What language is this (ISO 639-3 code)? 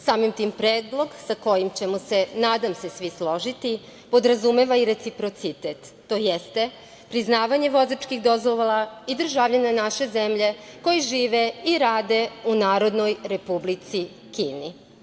srp